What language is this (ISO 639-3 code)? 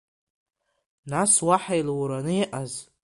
abk